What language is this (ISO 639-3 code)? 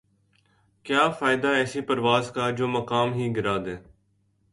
urd